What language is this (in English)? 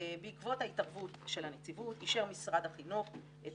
Hebrew